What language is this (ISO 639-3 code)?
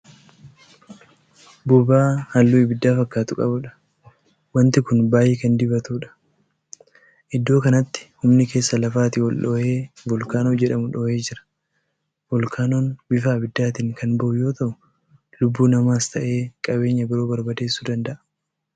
orm